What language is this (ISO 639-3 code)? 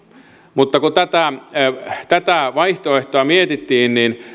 fin